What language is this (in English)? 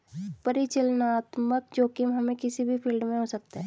Hindi